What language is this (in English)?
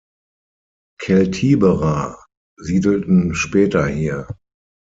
German